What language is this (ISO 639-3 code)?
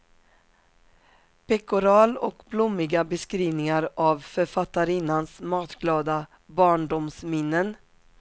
swe